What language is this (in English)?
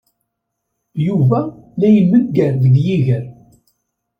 Kabyle